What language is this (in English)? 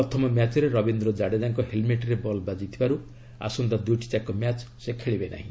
Odia